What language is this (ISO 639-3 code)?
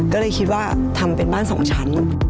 tha